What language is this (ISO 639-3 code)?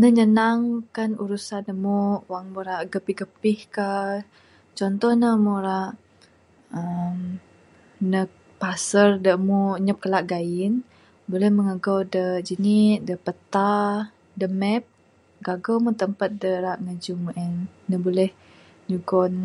sdo